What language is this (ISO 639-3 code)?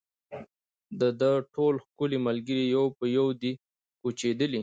pus